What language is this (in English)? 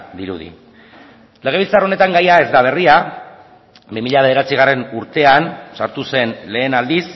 Basque